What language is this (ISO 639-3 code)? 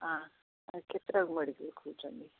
ori